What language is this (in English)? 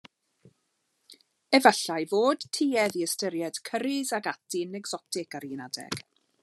Welsh